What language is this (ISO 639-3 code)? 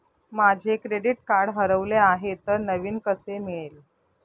mar